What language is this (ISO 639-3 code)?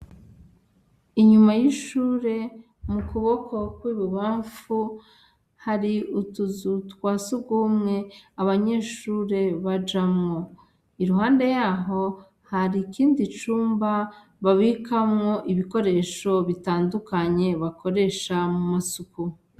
run